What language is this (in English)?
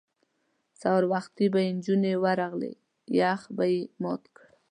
Pashto